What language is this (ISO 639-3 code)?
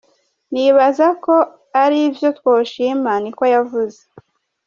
kin